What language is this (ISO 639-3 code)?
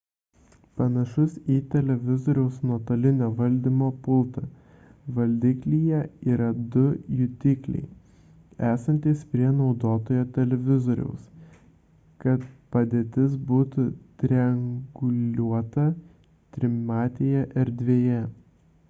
lit